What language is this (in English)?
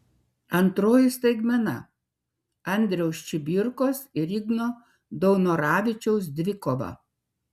Lithuanian